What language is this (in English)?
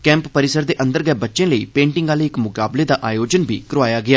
Dogri